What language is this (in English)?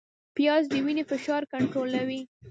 Pashto